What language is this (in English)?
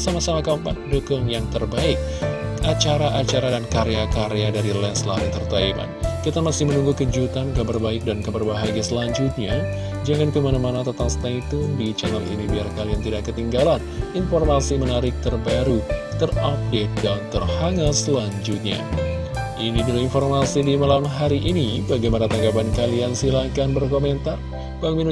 Indonesian